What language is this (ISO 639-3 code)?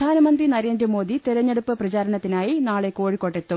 mal